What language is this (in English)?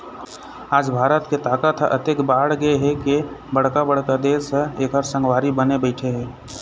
Chhattisgarhi